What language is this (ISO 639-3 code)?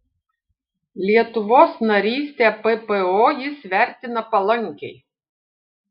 lit